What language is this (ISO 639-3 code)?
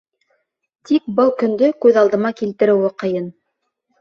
bak